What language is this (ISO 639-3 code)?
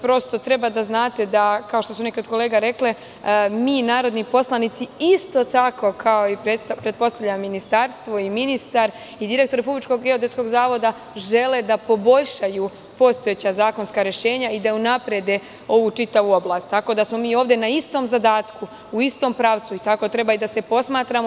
srp